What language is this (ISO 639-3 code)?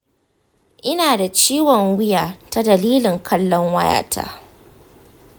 hau